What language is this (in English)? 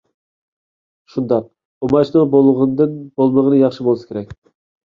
Uyghur